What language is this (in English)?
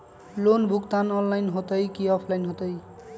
Magahi